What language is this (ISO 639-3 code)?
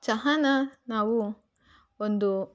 kan